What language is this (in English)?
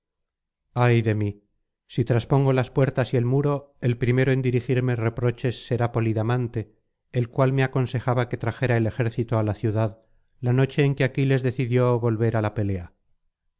Spanish